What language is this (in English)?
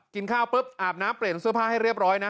Thai